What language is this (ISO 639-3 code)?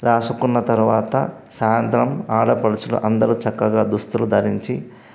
tel